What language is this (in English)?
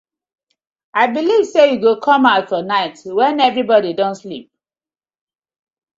Nigerian Pidgin